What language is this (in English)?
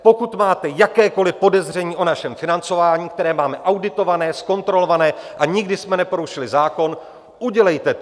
Czech